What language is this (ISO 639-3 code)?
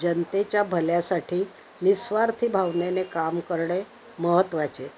mar